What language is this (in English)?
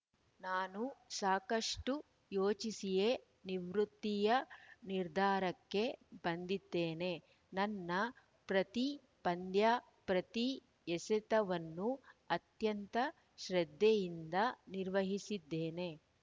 Kannada